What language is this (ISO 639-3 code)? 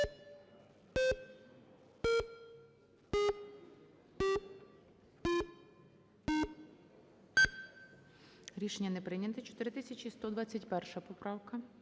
ukr